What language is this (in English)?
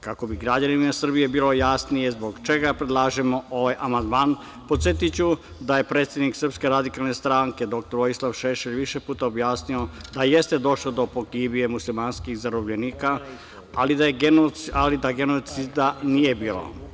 Serbian